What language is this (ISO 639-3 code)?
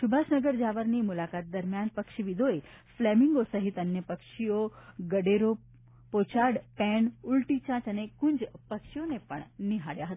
guj